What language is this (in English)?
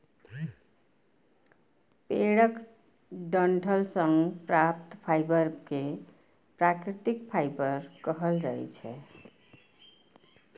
Maithili